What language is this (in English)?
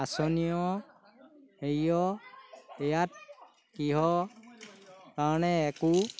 Assamese